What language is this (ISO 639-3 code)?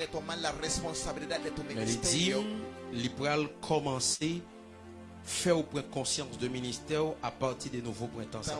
fra